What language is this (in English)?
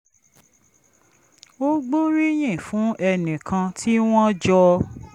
Yoruba